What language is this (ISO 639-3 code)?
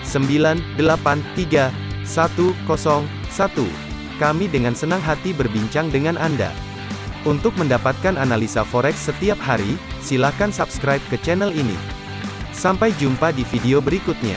ind